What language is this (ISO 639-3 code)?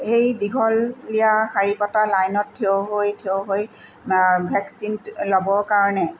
asm